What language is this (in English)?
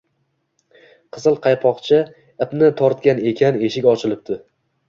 Uzbek